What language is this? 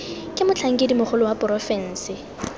Tswana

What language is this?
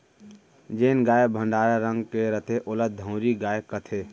Chhattisgarhi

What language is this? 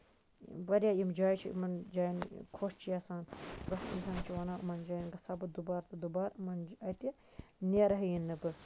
Kashmiri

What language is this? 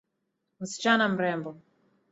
Swahili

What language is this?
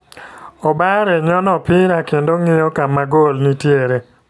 Luo (Kenya and Tanzania)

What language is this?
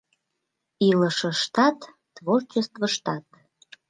Mari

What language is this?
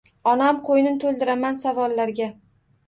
Uzbek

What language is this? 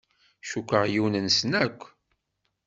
Kabyle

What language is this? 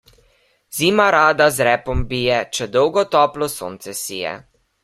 Slovenian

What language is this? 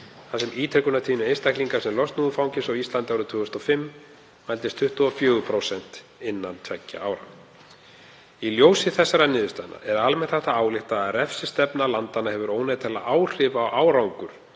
Icelandic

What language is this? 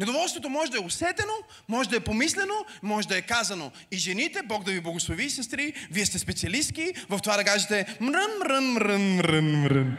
Bulgarian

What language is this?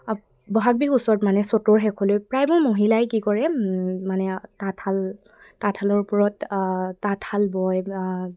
Assamese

